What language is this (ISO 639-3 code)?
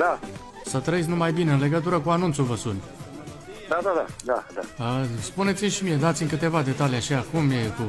ron